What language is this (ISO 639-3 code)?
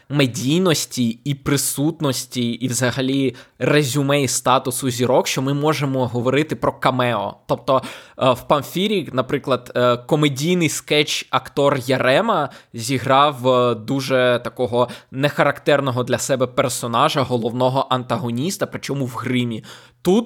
ukr